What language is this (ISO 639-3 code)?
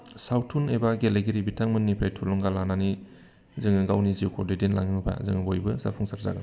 brx